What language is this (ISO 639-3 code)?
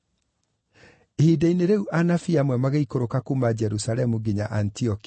kik